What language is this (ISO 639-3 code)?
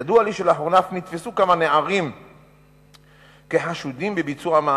heb